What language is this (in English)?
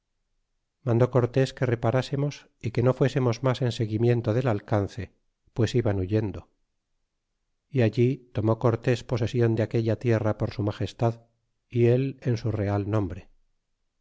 Spanish